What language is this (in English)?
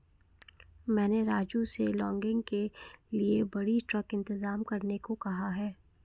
Hindi